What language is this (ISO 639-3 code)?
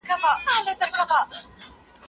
pus